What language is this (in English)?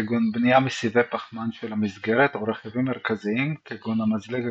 Hebrew